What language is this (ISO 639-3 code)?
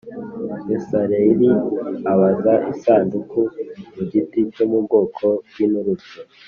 kin